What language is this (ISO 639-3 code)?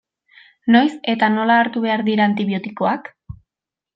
eus